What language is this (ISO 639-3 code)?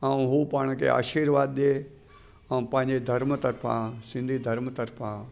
snd